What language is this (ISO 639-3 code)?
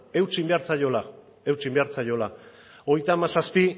eus